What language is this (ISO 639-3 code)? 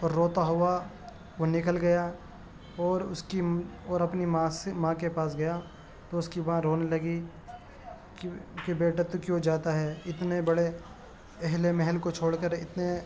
urd